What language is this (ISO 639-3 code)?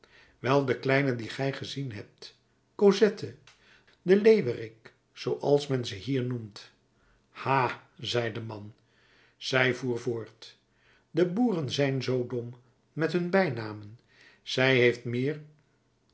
nld